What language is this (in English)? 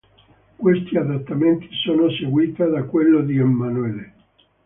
Italian